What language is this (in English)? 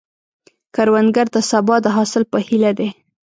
Pashto